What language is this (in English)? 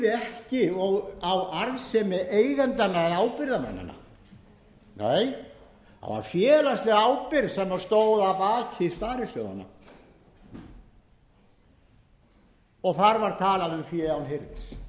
Icelandic